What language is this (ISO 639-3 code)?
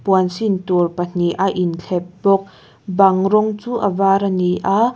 lus